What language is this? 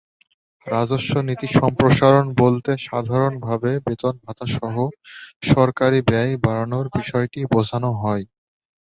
Bangla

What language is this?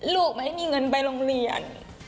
Thai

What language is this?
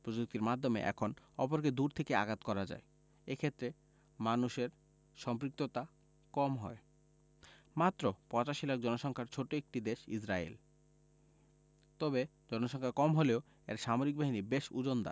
Bangla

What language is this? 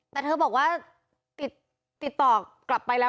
Thai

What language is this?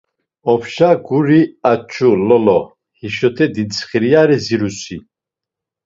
Laz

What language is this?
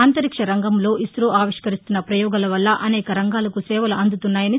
Telugu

